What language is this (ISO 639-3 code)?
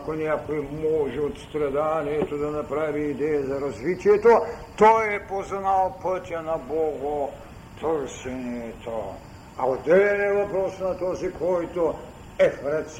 bul